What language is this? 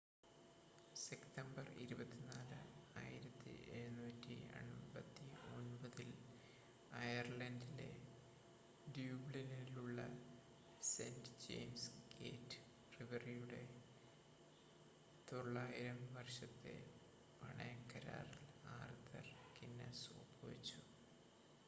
Malayalam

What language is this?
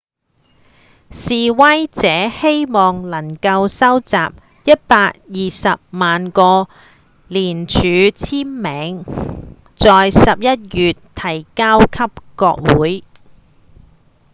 Cantonese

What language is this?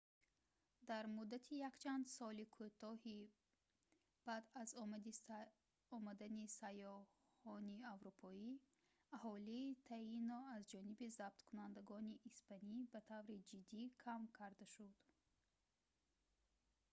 Tajik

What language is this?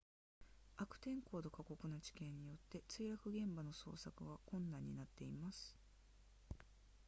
Japanese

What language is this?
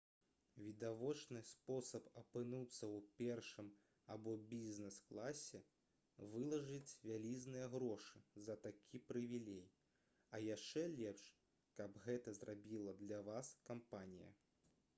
Belarusian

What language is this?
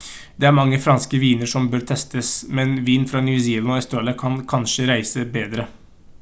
Norwegian Bokmål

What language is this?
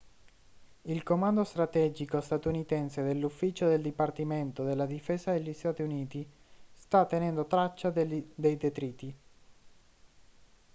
Italian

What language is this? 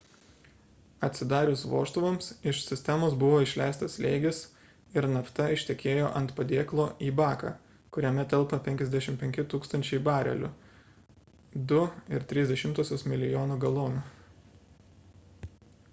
Lithuanian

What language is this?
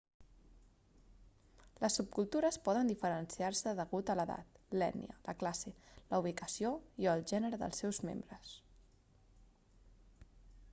Catalan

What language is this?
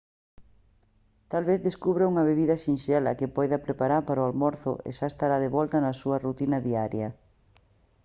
Galician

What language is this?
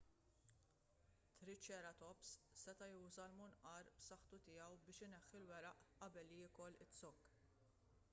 Maltese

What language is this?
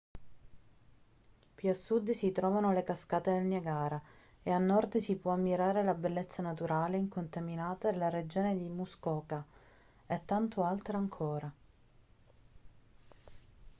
Italian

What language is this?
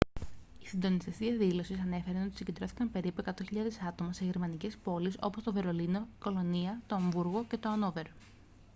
Greek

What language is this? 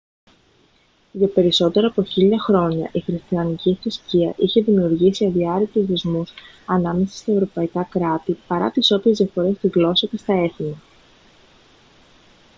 Greek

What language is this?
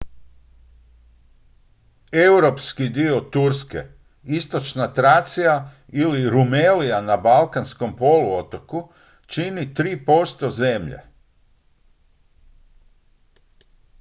Croatian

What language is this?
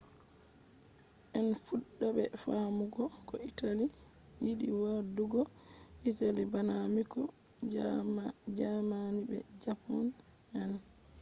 Fula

